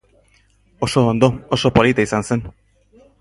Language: Basque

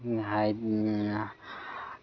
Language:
Manipuri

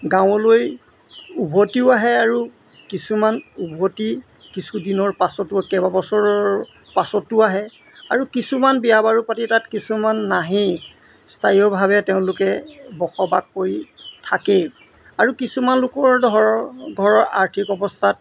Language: Assamese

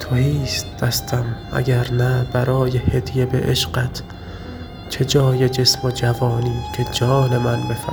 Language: Persian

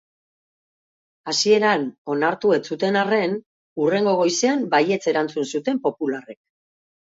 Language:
Basque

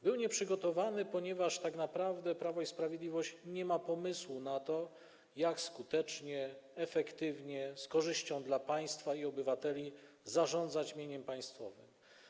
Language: Polish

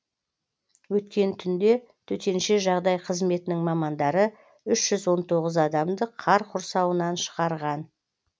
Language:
Kazakh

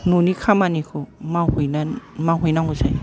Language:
Bodo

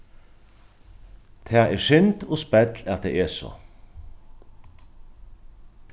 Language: Faroese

